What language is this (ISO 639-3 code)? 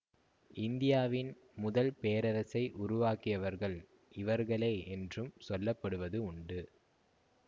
tam